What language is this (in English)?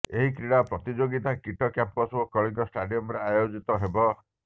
Odia